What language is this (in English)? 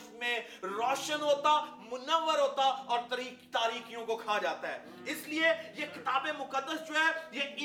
Urdu